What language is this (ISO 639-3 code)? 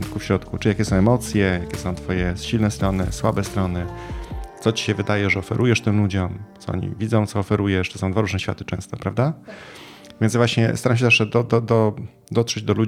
pol